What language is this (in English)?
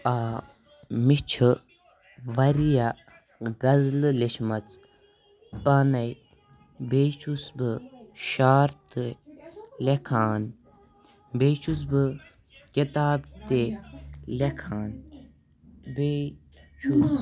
Kashmiri